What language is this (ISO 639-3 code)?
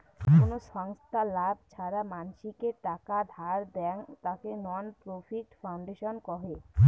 ben